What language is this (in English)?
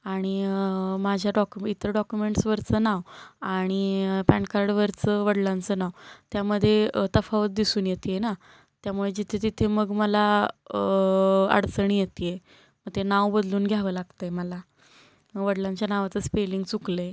Marathi